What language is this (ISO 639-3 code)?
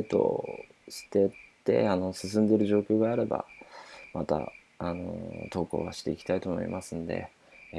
jpn